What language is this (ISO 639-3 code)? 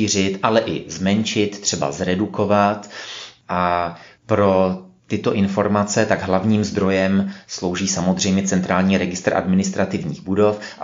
ces